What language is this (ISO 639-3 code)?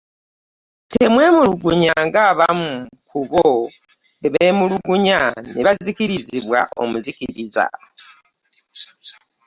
lug